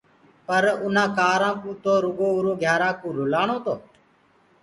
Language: Gurgula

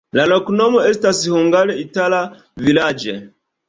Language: Esperanto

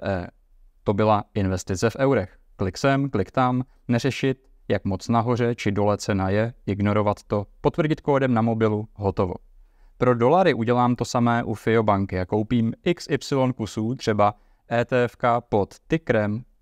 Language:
Czech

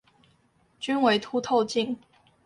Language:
Chinese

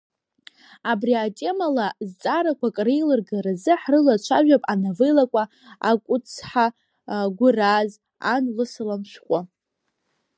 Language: Abkhazian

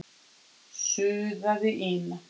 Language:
Icelandic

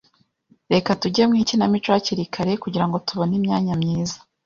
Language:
Kinyarwanda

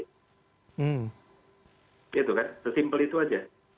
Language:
Indonesian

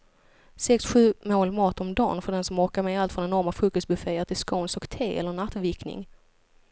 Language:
Swedish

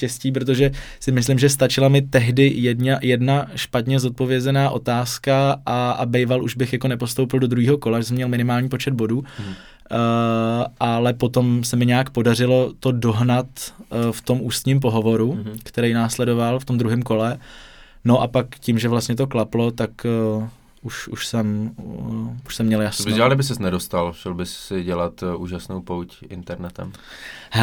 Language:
Czech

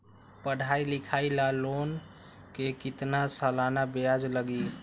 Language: Magahi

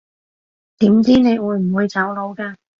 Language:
Cantonese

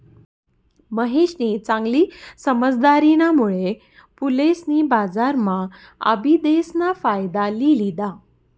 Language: Marathi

